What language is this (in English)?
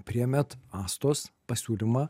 Lithuanian